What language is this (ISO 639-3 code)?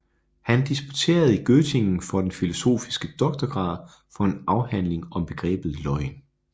dan